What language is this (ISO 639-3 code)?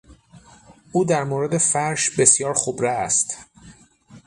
fas